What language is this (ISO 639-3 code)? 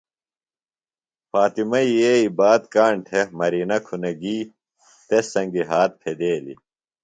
phl